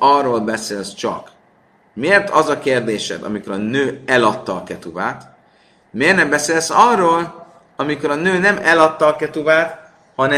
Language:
Hungarian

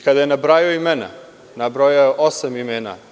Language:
Serbian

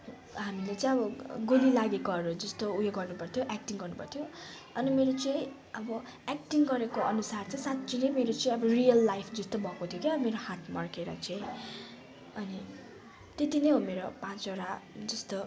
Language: Nepali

